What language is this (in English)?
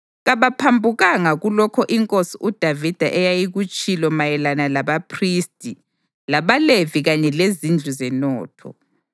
North Ndebele